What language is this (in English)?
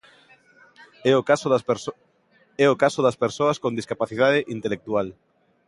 Galician